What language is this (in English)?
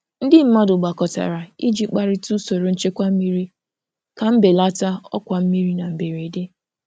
Igbo